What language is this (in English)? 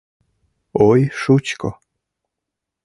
Mari